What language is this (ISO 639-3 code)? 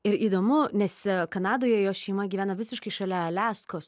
lit